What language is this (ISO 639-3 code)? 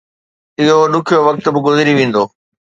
snd